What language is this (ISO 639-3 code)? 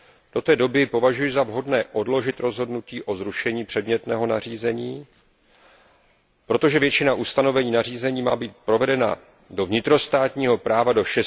ces